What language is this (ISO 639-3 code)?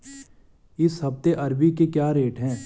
hin